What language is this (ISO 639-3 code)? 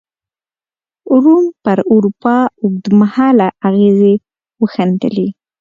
pus